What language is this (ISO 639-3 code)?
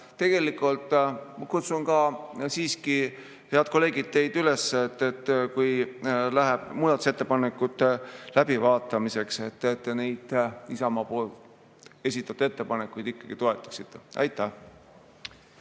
est